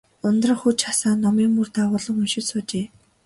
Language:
Mongolian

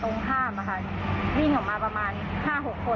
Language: Thai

